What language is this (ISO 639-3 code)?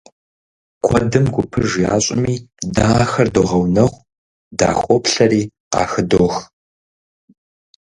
kbd